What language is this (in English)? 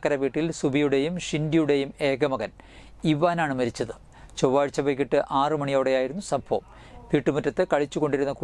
Malayalam